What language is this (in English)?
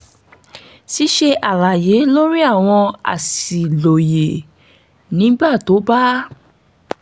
Yoruba